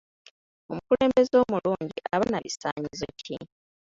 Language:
Ganda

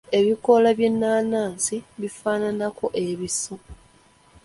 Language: Ganda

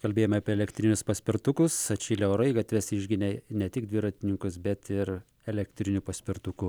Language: Lithuanian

